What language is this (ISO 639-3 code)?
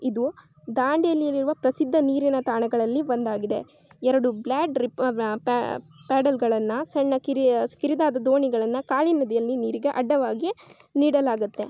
kan